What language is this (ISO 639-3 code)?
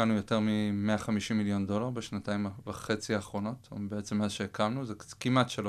heb